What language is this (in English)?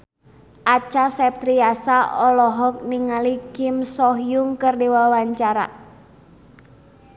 Sundanese